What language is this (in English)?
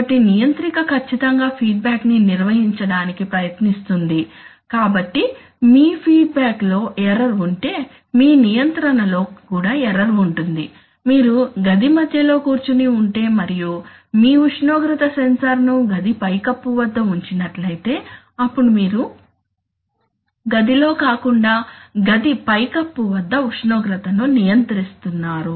Telugu